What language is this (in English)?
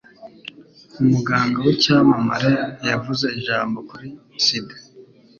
Kinyarwanda